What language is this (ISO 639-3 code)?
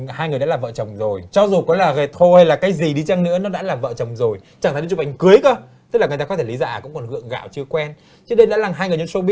vie